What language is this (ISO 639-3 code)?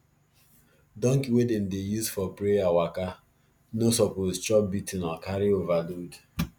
pcm